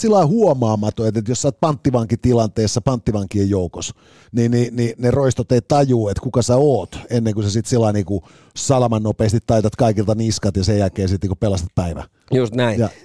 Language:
Finnish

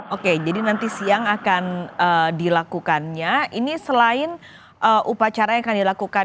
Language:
Indonesian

